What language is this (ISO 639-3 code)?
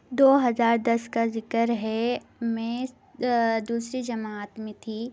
urd